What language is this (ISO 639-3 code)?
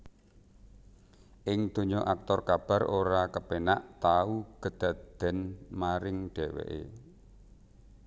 jav